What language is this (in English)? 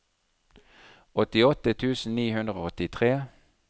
Norwegian